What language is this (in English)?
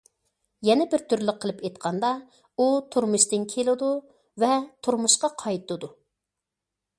Uyghur